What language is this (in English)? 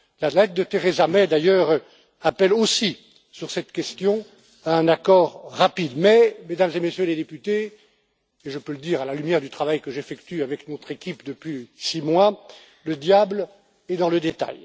French